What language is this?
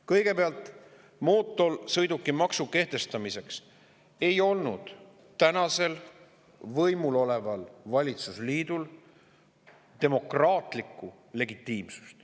Estonian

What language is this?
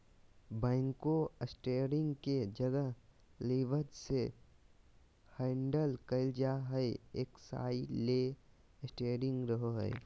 Magahi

